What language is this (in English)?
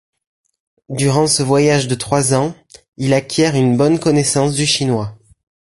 French